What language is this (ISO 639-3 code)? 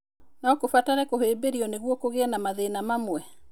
kik